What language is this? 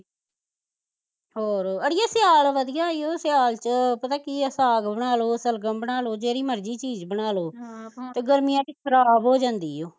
Punjabi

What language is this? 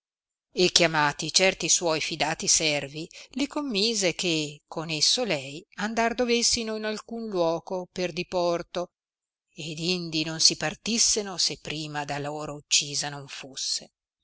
Italian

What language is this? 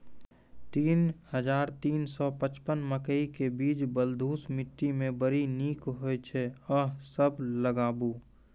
Maithili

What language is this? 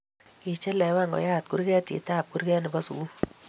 Kalenjin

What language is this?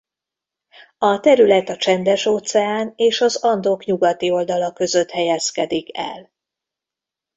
Hungarian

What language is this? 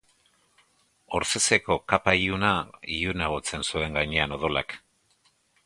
Basque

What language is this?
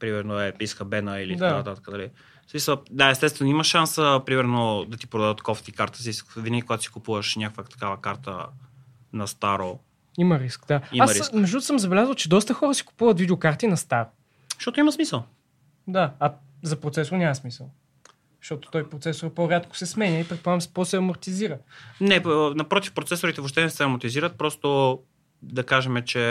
Bulgarian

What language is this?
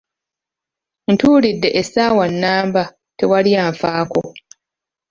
Ganda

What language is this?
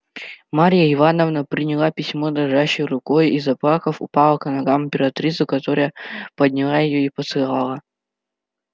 Russian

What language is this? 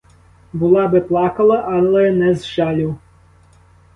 Ukrainian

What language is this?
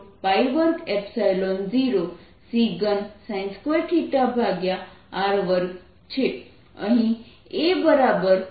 Gujarati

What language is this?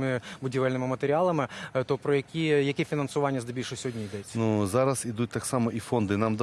Ukrainian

